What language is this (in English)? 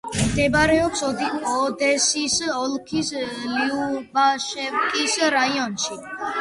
Georgian